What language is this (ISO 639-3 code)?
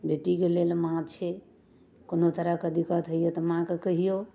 mai